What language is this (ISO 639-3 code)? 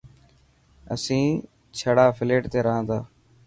mki